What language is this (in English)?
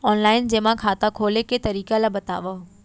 Chhattisgarhi